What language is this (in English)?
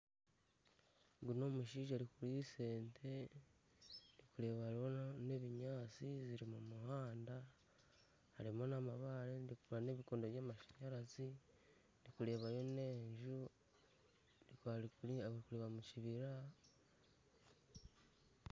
Nyankole